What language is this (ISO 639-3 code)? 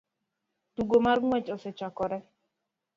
luo